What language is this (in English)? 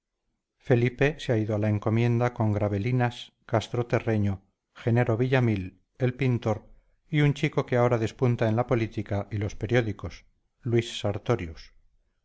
Spanish